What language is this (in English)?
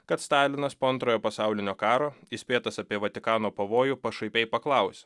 Lithuanian